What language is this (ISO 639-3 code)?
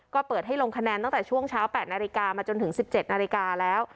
tha